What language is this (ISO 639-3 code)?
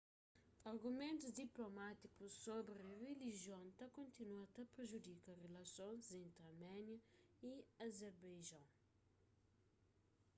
kea